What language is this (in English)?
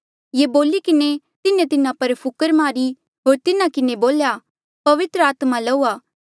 Mandeali